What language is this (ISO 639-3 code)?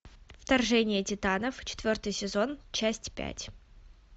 rus